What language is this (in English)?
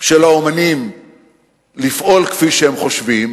Hebrew